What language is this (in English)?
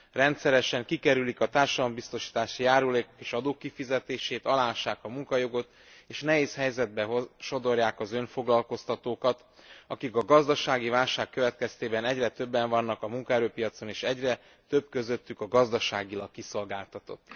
Hungarian